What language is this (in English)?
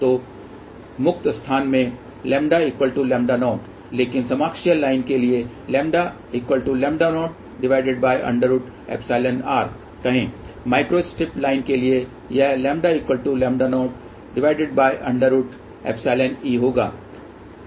Hindi